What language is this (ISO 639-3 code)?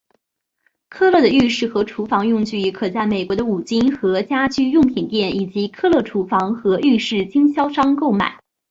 zho